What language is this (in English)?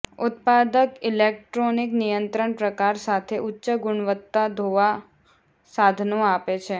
Gujarati